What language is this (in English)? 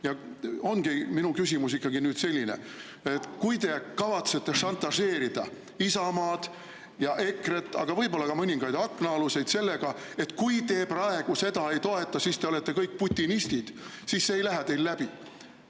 Estonian